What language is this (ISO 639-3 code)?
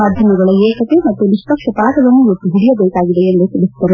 kan